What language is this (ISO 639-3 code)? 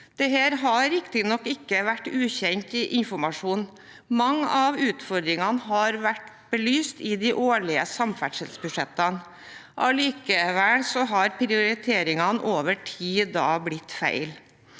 nor